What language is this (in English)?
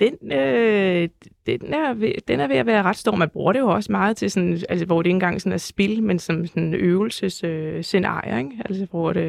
Danish